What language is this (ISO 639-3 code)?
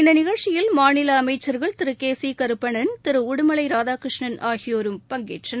tam